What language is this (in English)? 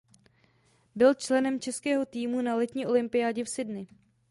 Czech